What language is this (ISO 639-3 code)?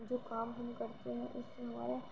urd